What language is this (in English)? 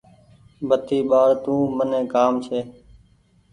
Goaria